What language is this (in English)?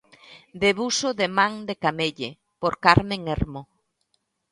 Galician